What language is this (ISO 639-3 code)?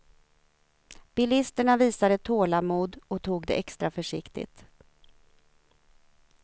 swe